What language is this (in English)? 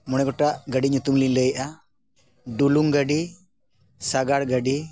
Santali